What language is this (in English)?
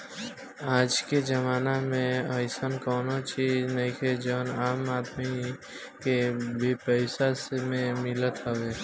Bhojpuri